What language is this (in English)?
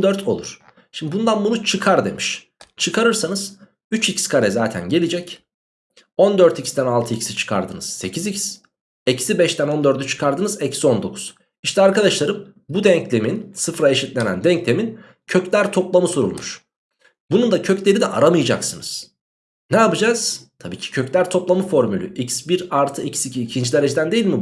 Turkish